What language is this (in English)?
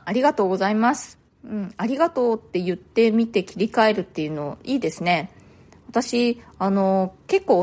Japanese